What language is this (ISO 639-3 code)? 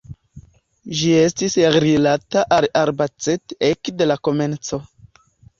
epo